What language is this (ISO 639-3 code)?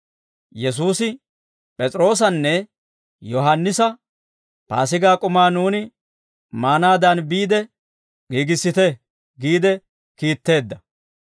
dwr